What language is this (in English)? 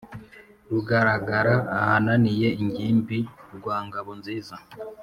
Kinyarwanda